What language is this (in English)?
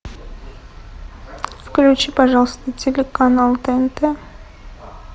Russian